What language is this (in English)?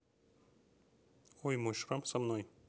Russian